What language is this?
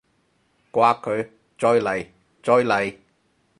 Cantonese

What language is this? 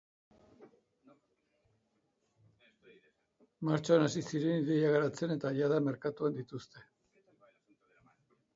Basque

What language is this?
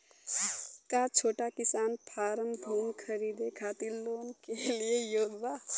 Bhojpuri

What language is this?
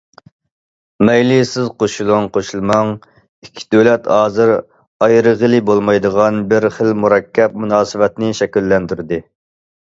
Uyghur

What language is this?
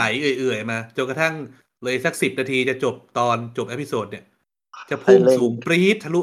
Thai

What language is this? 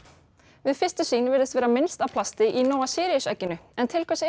Icelandic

